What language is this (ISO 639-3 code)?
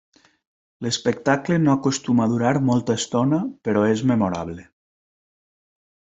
cat